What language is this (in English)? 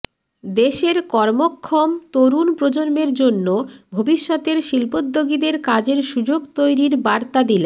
Bangla